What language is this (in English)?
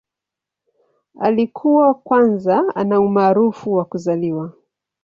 Swahili